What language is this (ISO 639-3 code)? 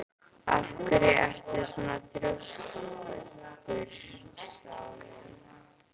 isl